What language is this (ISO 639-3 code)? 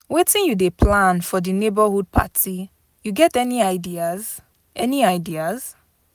pcm